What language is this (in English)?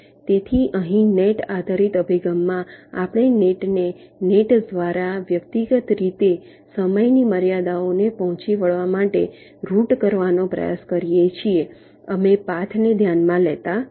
Gujarati